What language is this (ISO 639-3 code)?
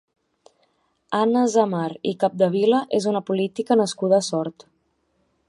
cat